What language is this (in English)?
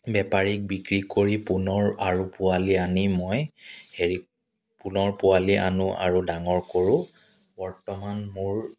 Assamese